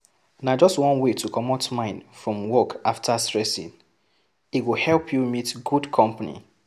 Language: Nigerian Pidgin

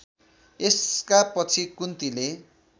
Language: Nepali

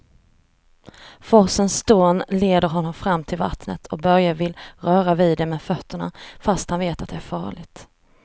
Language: Swedish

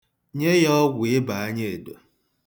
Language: Igbo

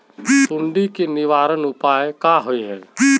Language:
Magahi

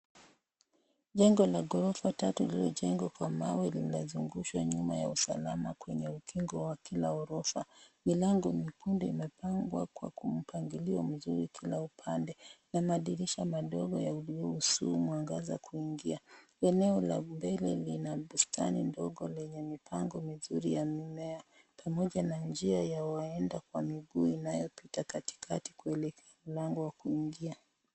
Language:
Swahili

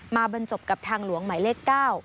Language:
Thai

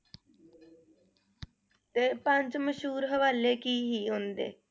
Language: Punjabi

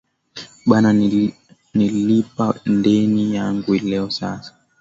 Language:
Swahili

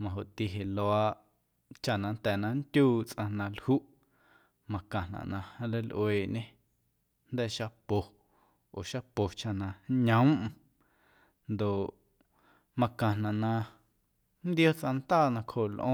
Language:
Guerrero Amuzgo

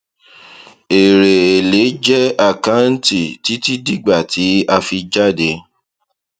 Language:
Yoruba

